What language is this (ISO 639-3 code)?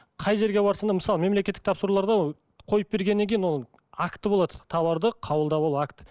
kaz